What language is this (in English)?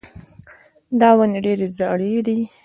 Pashto